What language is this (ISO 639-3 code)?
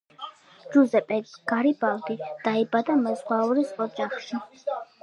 kat